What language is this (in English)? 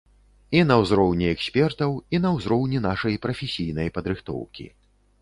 Belarusian